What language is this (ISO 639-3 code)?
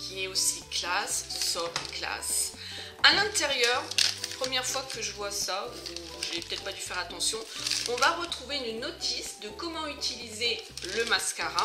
fra